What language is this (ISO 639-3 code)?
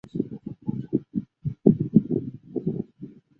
zho